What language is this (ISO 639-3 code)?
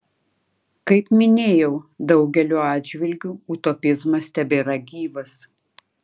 lit